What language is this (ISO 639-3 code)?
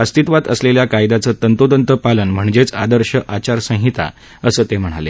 mar